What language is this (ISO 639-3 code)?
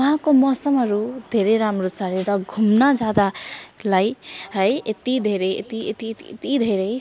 nep